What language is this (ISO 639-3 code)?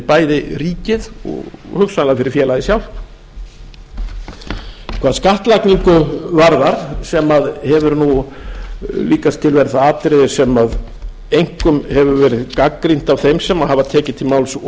isl